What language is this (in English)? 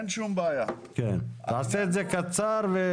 Hebrew